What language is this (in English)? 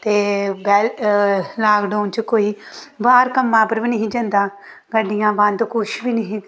Dogri